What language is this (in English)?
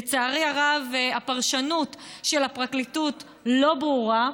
Hebrew